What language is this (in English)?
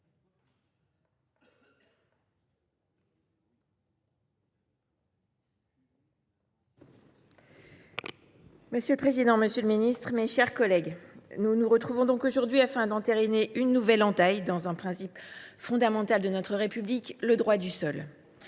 French